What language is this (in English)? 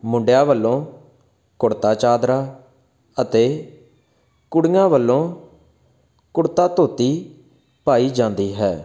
Punjabi